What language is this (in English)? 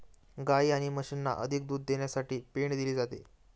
Marathi